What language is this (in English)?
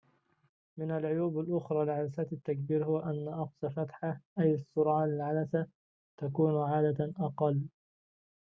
Arabic